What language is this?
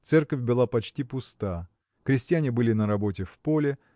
Russian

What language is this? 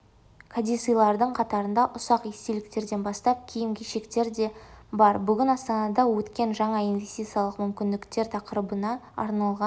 Kazakh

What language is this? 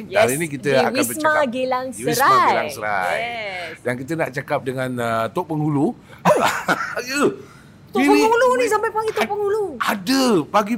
Malay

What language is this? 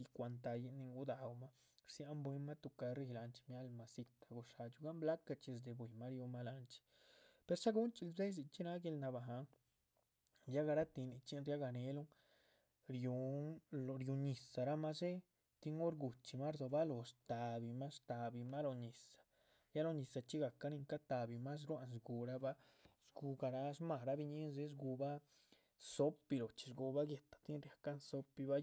Chichicapan Zapotec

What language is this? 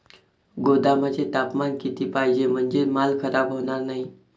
Marathi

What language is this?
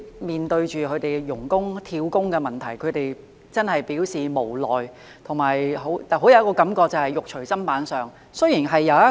Cantonese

